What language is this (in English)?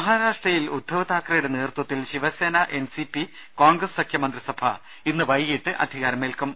Malayalam